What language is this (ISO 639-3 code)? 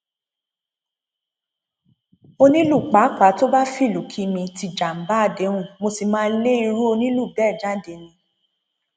yor